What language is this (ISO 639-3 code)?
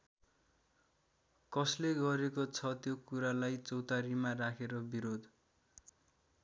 nep